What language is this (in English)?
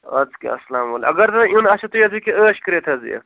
Kashmiri